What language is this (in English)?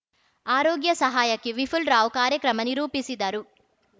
Kannada